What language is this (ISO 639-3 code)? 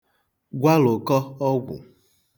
ibo